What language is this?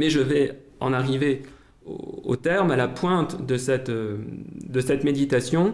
French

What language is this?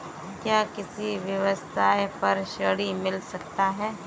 Hindi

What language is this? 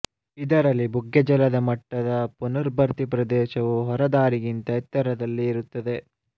Kannada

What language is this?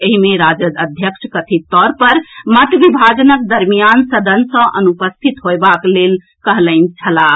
Maithili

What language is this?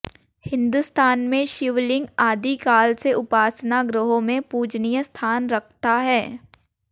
Hindi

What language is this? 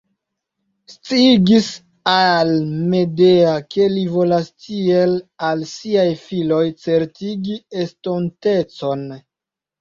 Esperanto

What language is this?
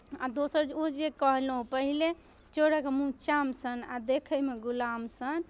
Maithili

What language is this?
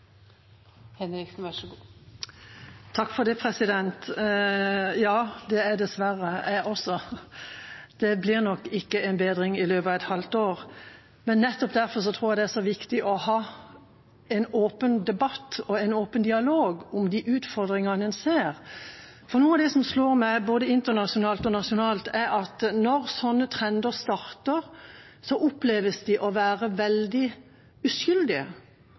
Norwegian Bokmål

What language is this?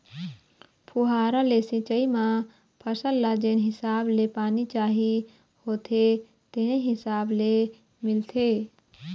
Chhattisgarhi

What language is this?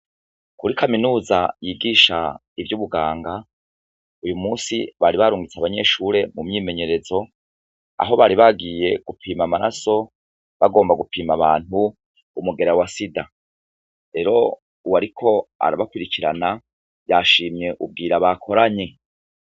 Rundi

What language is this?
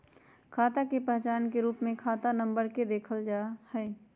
Magahi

